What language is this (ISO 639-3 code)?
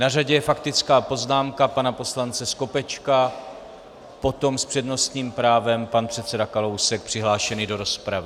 ces